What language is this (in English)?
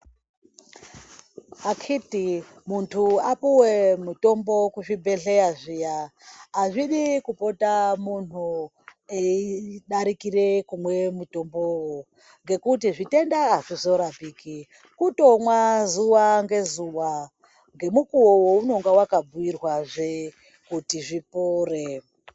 Ndau